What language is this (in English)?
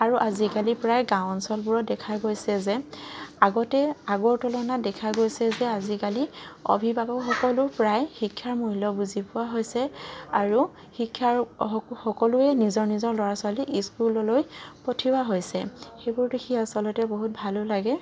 Assamese